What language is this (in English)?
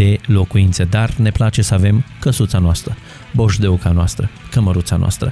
Romanian